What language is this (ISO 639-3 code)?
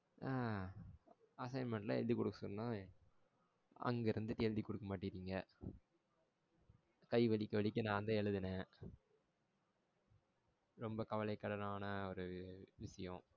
tam